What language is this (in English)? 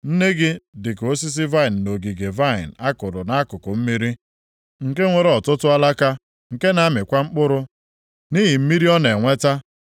Igbo